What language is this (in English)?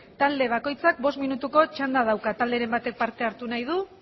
Basque